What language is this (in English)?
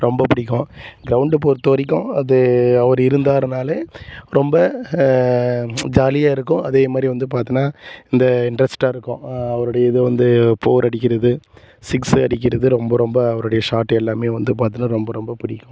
Tamil